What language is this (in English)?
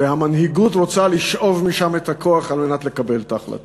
Hebrew